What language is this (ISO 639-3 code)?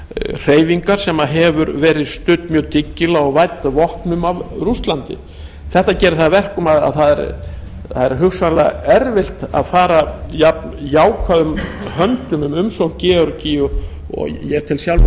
isl